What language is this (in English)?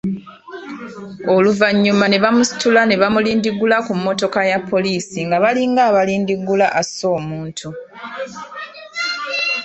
Ganda